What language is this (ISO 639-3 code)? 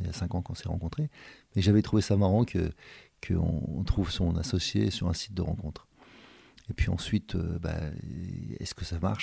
fra